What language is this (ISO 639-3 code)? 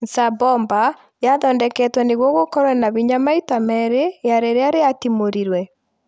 kik